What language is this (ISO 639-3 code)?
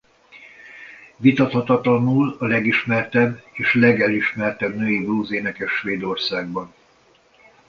hun